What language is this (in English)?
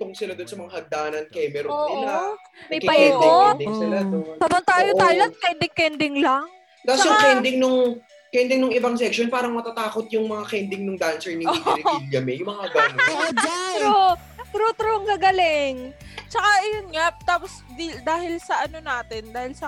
Filipino